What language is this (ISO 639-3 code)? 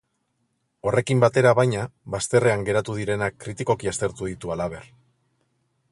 eus